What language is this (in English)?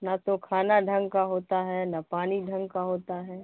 Urdu